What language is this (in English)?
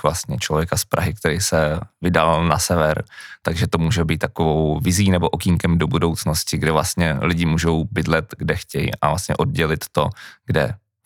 Czech